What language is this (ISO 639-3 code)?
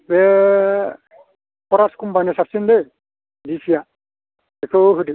brx